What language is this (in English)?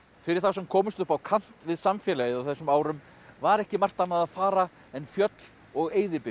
Icelandic